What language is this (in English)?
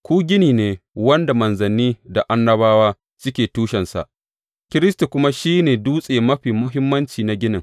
Hausa